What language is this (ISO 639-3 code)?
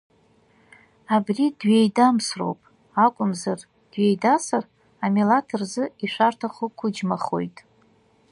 abk